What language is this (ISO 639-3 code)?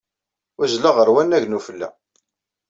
kab